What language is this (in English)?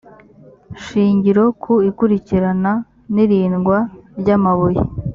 Kinyarwanda